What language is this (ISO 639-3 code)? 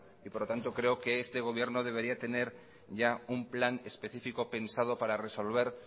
spa